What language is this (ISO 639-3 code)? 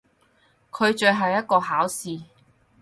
yue